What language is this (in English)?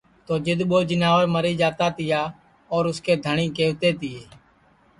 Sansi